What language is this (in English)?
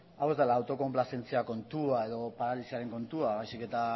Basque